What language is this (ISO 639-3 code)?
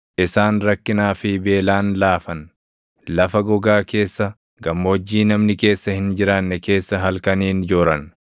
orm